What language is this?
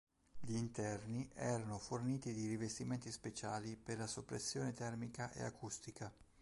Italian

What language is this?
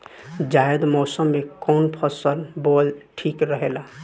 Bhojpuri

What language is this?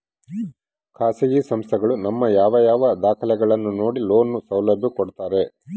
Kannada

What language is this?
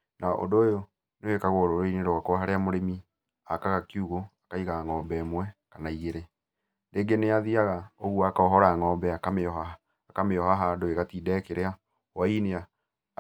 Kikuyu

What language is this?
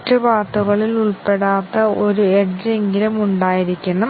Malayalam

